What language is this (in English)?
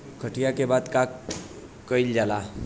Bhojpuri